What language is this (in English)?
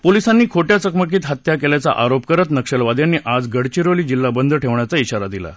Marathi